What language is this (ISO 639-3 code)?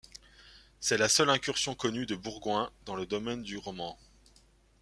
fra